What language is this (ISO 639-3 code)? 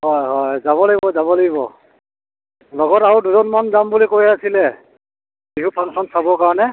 asm